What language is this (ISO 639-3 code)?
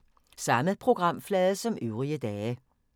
dan